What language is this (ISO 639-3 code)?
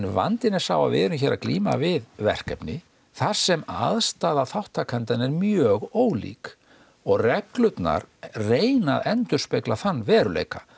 isl